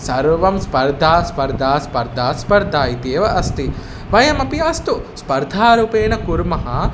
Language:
Sanskrit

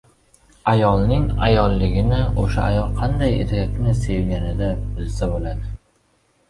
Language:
Uzbek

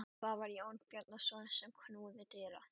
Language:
Icelandic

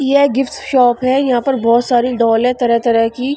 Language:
Hindi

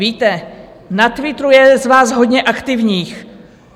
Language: Czech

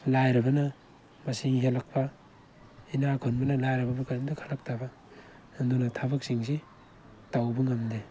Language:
Manipuri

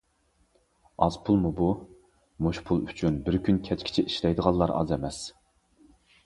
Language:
Uyghur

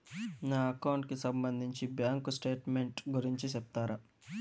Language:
Telugu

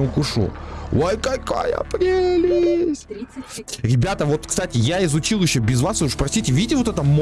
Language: Russian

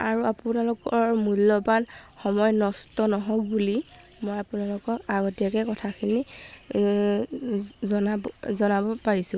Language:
Assamese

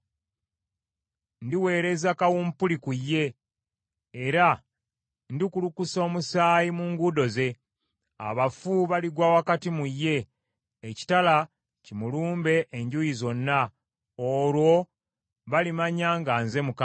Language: Ganda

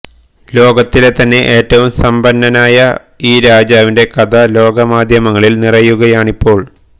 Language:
Malayalam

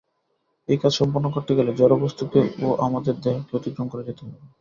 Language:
Bangla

